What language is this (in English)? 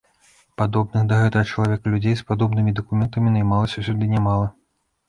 Belarusian